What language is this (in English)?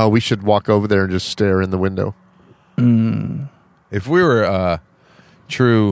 English